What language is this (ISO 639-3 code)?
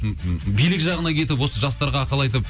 kaz